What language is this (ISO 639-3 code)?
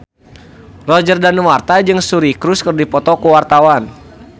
sun